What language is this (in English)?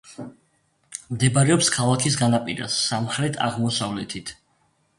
Georgian